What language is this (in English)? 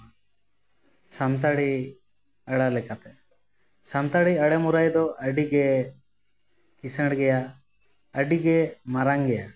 Santali